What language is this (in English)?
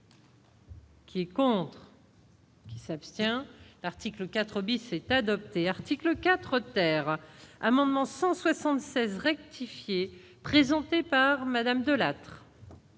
French